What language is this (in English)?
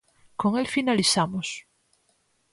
Galician